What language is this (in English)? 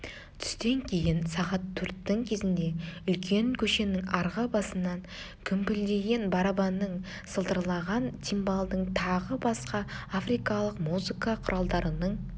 Kazakh